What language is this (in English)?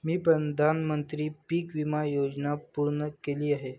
Marathi